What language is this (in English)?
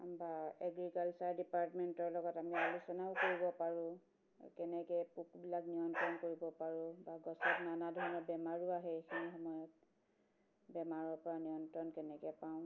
Assamese